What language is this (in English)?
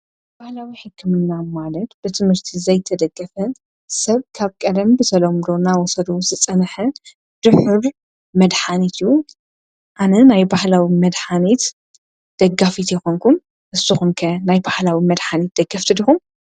Tigrinya